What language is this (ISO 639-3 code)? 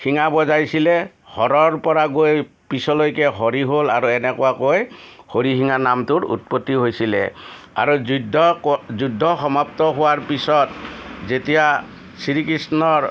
asm